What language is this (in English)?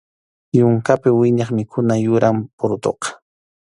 Arequipa-La Unión Quechua